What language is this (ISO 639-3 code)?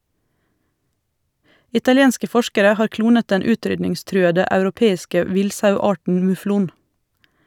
nor